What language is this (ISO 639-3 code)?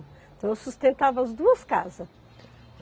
por